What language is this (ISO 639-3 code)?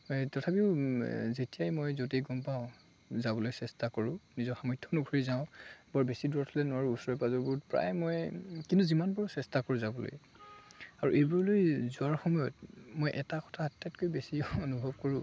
asm